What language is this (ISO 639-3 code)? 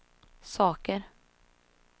swe